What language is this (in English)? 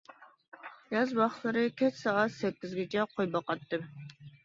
Uyghur